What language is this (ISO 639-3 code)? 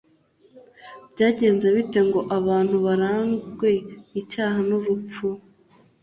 kin